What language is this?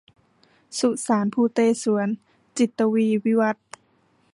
Thai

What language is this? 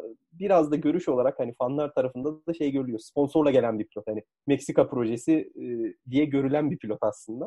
Turkish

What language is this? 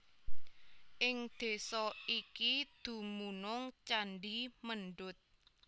Javanese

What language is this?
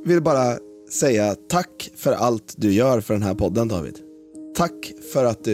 Swedish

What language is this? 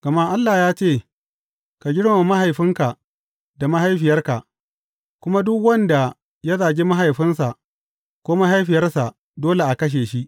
Hausa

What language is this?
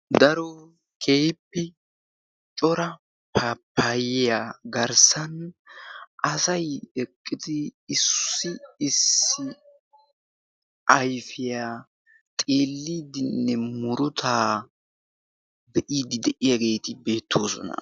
Wolaytta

